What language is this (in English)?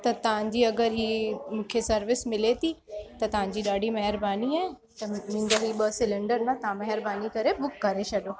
Sindhi